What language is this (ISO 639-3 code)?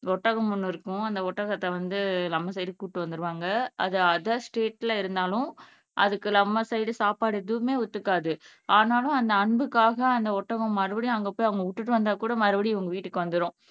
tam